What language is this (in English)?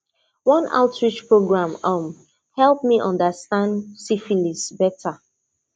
Nigerian Pidgin